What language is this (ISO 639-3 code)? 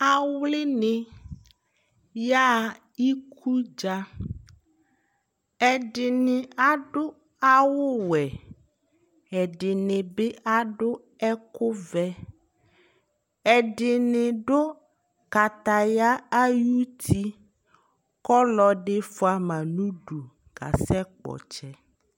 kpo